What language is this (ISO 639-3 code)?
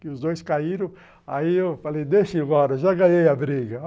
por